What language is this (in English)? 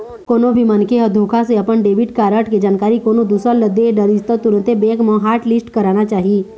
Chhattisgarhi